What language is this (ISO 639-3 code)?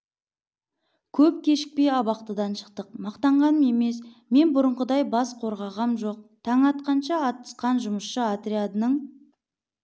kaz